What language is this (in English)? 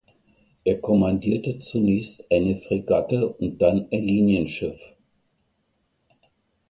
German